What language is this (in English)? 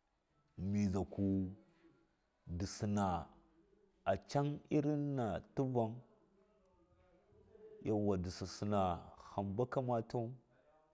Miya